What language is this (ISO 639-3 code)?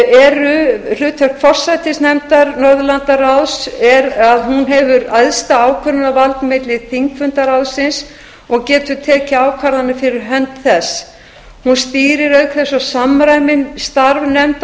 isl